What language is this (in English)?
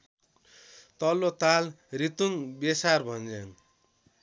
Nepali